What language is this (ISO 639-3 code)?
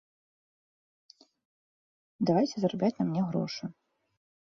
bel